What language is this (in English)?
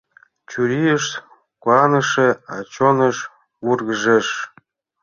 Mari